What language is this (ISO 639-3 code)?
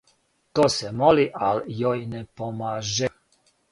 srp